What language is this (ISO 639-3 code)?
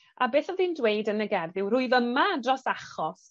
cym